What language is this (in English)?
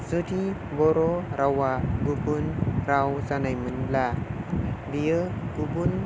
Bodo